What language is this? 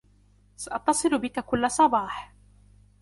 Arabic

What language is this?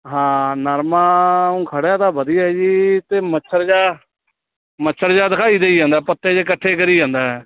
Punjabi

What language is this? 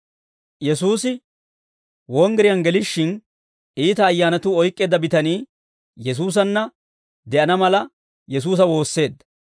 Dawro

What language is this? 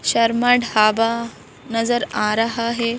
Hindi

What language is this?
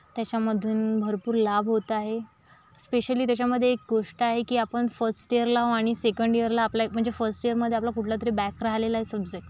Marathi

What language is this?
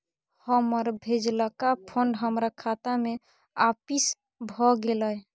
Maithili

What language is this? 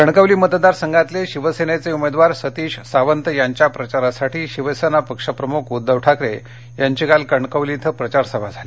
Marathi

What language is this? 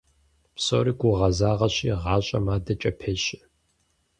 Kabardian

